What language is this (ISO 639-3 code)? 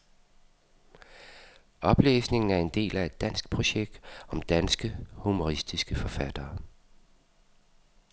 dan